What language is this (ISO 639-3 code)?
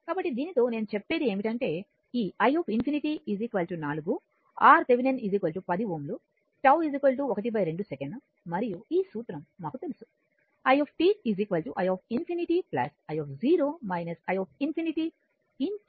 tel